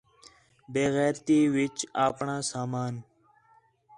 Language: Khetrani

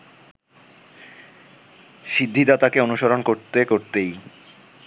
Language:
Bangla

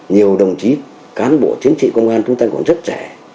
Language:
Vietnamese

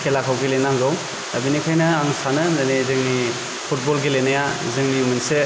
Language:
Bodo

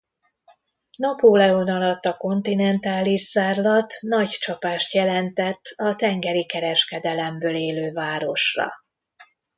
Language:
Hungarian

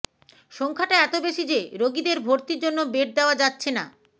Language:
Bangla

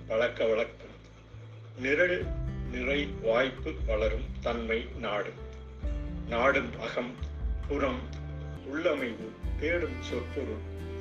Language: Tamil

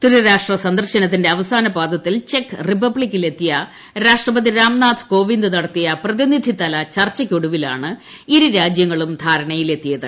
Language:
Malayalam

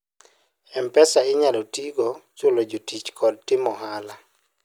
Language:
Luo (Kenya and Tanzania)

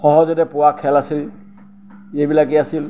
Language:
Assamese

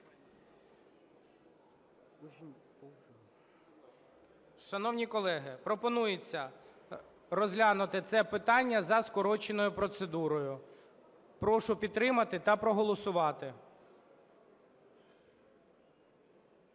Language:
Ukrainian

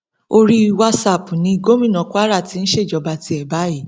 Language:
Yoruba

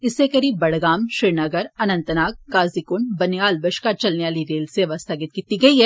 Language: Dogri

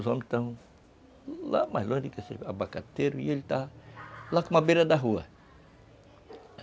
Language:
Portuguese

